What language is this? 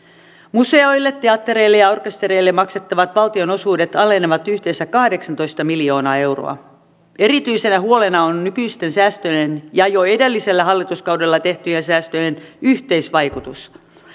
Finnish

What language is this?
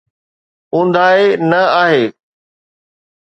Sindhi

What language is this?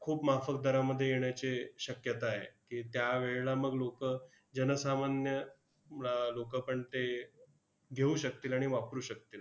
Marathi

